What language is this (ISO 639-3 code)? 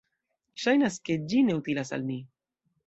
epo